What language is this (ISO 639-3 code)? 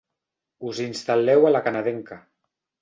cat